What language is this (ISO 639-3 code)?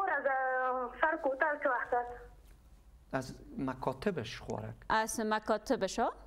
fas